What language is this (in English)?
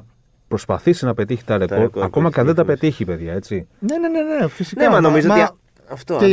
Greek